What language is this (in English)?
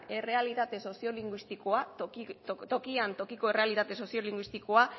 Basque